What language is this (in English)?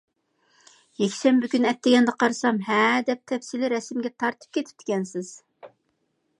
Uyghur